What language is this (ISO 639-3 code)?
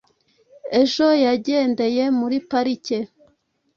kin